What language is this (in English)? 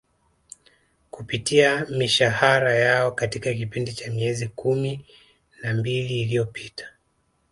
Swahili